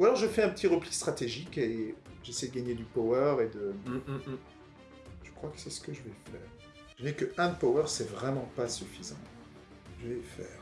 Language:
French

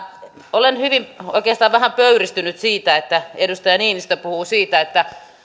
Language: Finnish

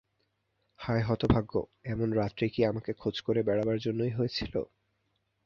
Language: Bangla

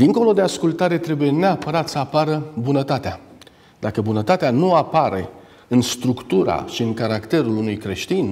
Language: Romanian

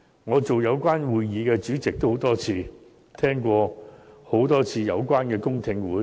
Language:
Cantonese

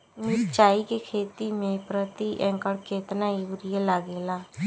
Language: Bhojpuri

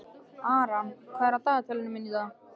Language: Icelandic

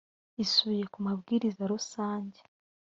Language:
Kinyarwanda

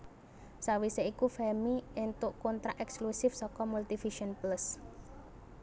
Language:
Javanese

